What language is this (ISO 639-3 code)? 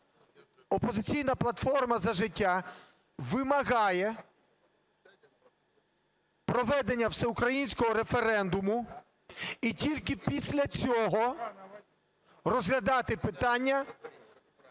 ukr